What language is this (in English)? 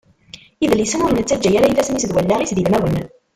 Kabyle